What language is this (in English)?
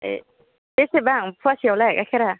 Bodo